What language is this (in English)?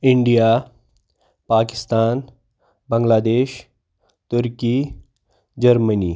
Kashmiri